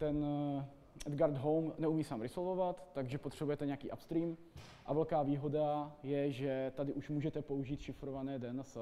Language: Czech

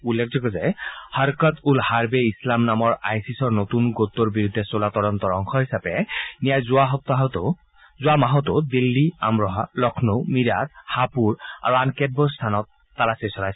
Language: Assamese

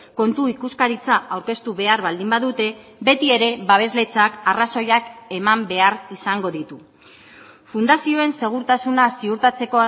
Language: Basque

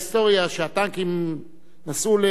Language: Hebrew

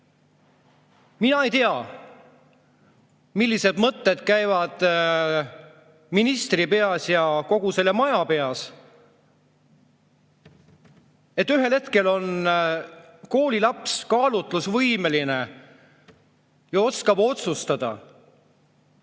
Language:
Estonian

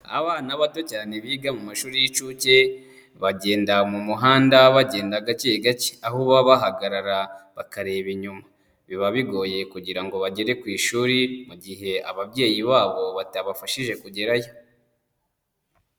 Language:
Kinyarwanda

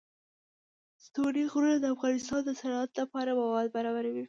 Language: Pashto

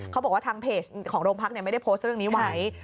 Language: Thai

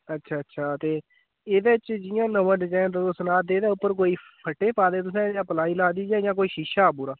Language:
Dogri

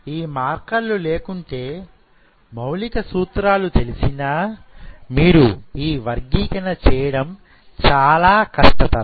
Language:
Telugu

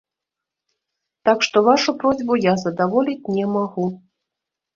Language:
Belarusian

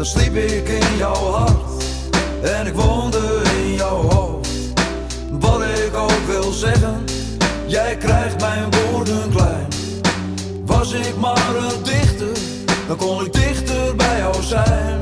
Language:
Dutch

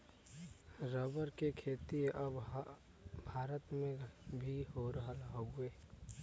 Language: Bhojpuri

